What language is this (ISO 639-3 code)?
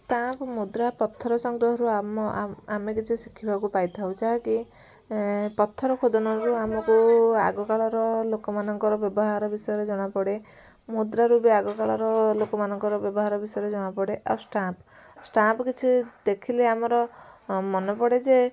ori